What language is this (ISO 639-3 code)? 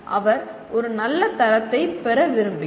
tam